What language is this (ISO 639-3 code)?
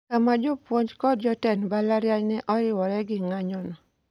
luo